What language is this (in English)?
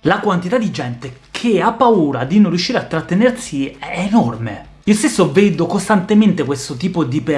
Italian